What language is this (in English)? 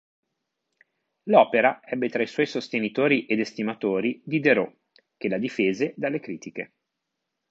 Italian